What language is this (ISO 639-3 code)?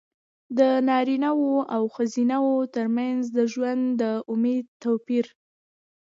pus